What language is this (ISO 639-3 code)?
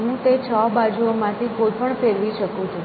guj